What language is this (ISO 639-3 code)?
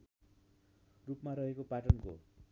nep